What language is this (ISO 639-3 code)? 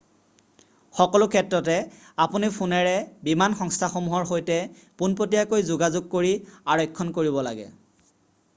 asm